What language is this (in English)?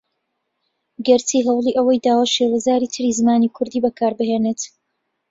Central Kurdish